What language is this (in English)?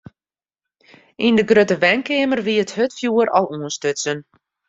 Western Frisian